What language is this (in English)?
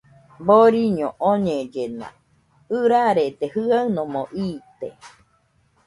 Nüpode Huitoto